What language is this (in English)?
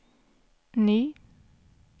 Swedish